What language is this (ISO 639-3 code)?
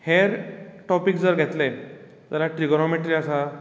kok